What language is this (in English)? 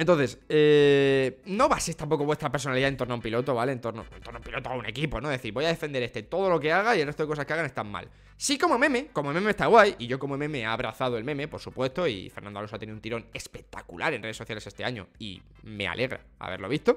Spanish